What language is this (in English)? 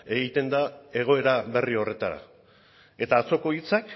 Basque